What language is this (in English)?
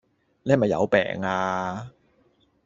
Cantonese